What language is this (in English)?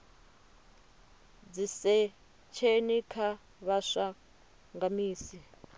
Venda